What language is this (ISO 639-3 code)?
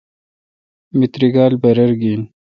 xka